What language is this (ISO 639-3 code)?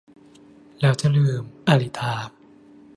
tha